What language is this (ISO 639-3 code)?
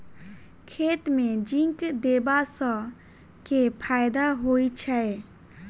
mai